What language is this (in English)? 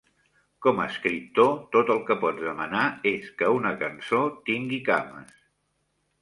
Catalan